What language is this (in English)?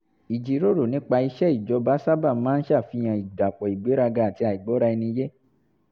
Yoruba